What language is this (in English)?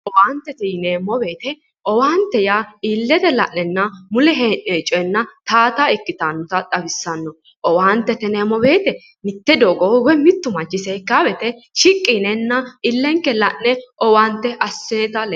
Sidamo